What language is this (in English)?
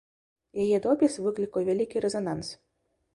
Belarusian